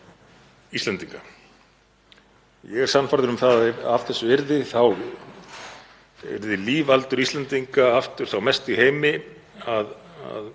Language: Icelandic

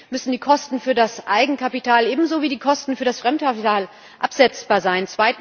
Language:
German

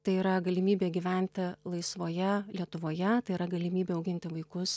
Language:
Lithuanian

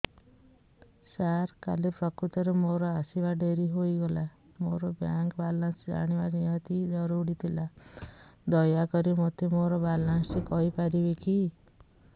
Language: Odia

